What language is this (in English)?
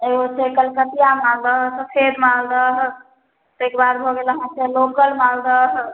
Maithili